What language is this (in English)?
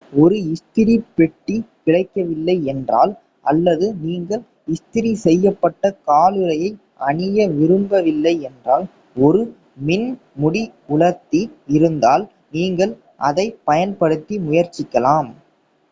Tamil